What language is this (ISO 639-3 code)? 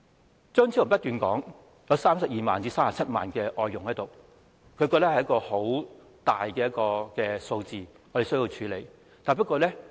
yue